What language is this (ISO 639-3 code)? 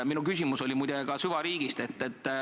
est